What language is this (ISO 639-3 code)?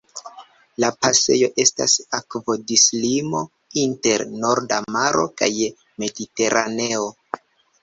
epo